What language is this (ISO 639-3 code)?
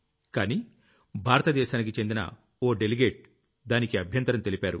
tel